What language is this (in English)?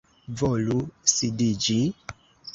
Esperanto